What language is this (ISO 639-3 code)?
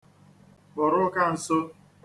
ibo